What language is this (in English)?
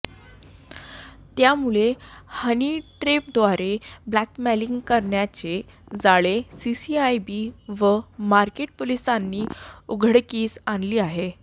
Marathi